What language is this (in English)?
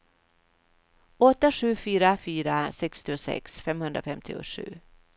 Swedish